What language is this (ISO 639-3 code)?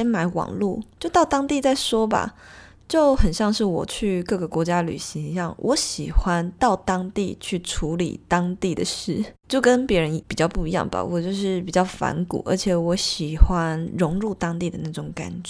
zho